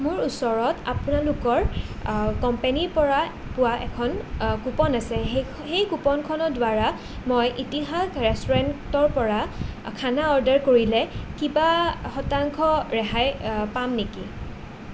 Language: Assamese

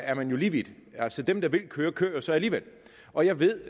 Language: Danish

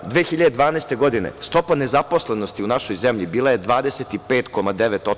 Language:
Serbian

